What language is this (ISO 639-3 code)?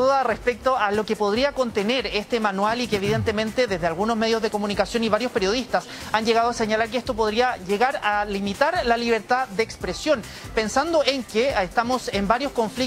spa